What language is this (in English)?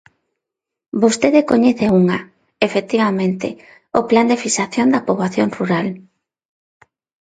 Galician